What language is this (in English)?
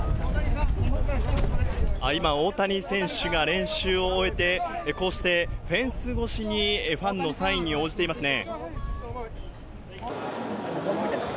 Japanese